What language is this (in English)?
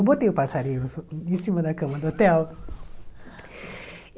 Portuguese